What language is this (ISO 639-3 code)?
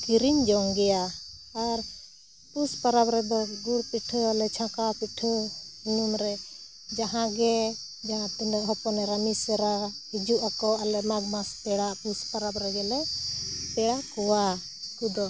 sat